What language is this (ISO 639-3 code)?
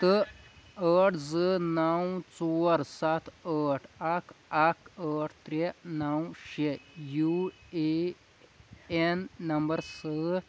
kas